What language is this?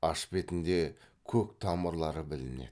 Kazakh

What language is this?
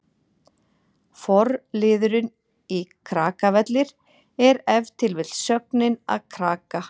Icelandic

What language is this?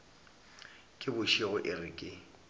Northern Sotho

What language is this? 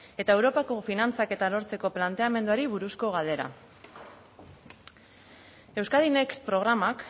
Basque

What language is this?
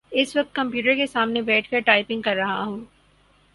Urdu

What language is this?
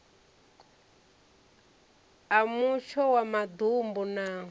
Venda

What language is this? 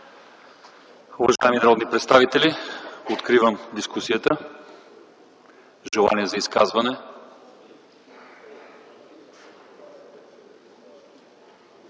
Bulgarian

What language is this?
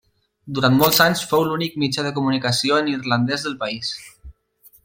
Catalan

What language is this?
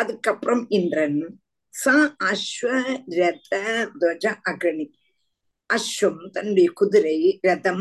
Tamil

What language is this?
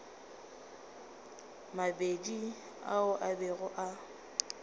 Northern Sotho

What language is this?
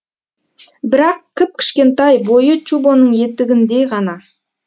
Kazakh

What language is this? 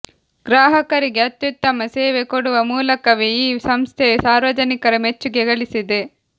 Kannada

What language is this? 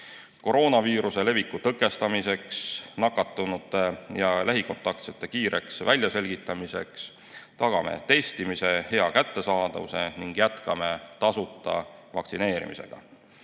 Estonian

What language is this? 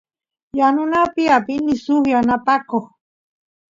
Santiago del Estero Quichua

